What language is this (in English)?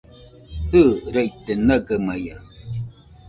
Nüpode Huitoto